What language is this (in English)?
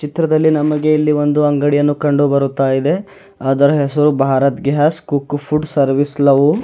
Kannada